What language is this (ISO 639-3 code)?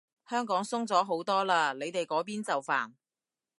yue